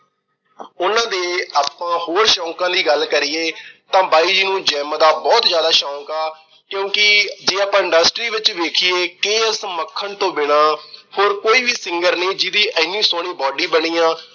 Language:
Punjabi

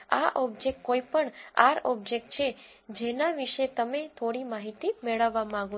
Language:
Gujarati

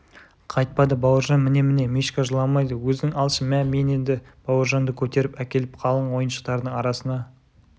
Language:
Kazakh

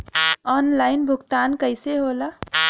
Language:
Bhojpuri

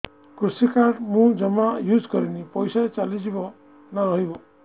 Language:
Odia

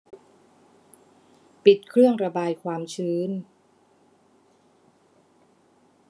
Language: Thai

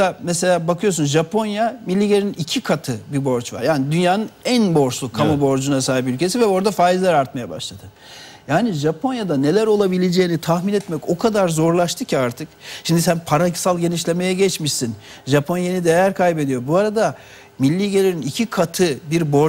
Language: Turkish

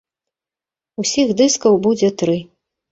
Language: Belarusian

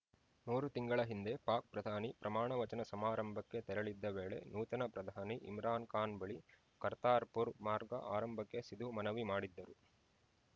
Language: Kannada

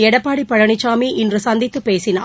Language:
Tamil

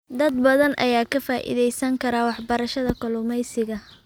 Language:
Somali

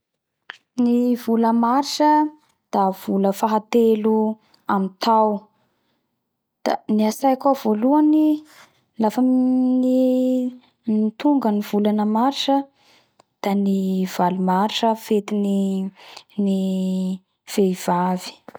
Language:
Bara Malagasy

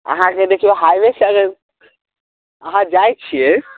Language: Maithili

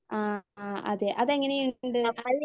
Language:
Malayalam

